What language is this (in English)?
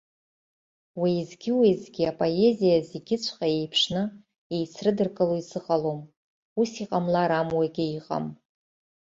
Abkhazian